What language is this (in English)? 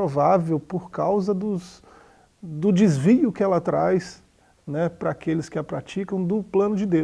Portuguese